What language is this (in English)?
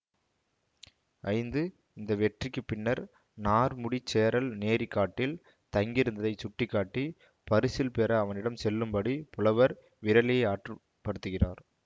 Tamil